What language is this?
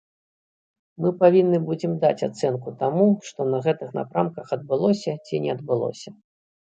Belarusian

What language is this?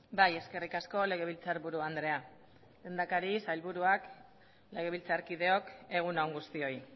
Basque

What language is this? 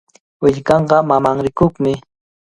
Cajatambo North Lima Quechua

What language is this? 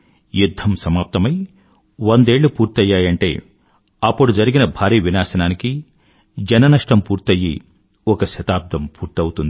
Telugu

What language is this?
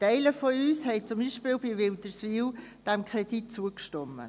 Swiss German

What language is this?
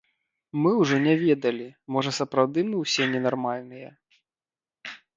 Belarusian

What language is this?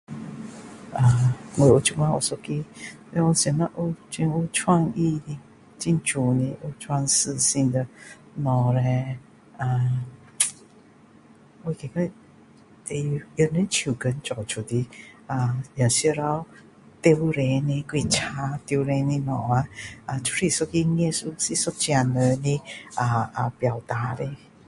Min Dong Chinese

